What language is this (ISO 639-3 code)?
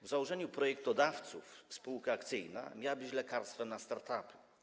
pol